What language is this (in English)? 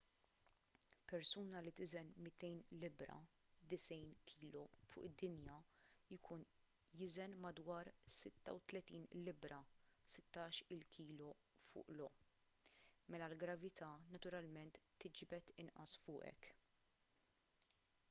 Maltese